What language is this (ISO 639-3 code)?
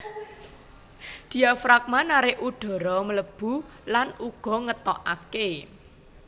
jav